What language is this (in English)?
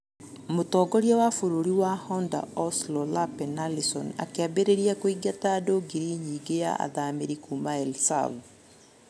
Kikuyu